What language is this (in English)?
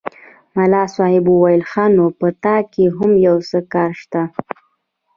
Pashto